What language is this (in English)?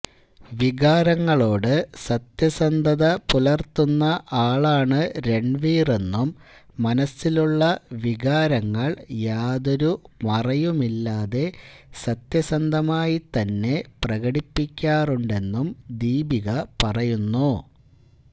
Malayalam